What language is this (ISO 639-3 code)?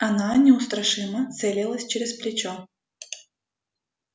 rus